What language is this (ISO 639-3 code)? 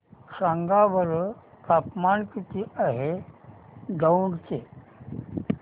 mar